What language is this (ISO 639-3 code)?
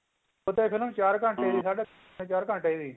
pan